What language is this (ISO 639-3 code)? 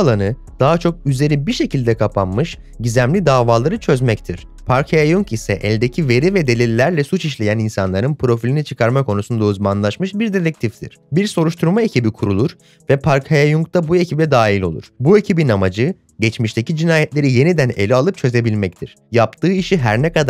tur